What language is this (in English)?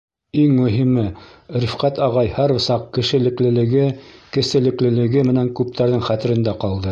Bashkir